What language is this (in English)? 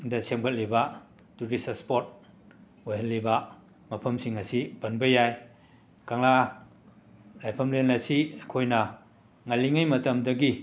Manipuri